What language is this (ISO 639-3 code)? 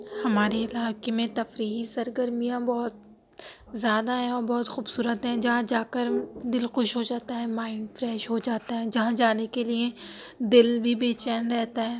urd